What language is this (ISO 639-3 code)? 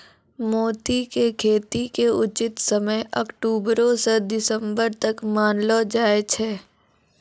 mai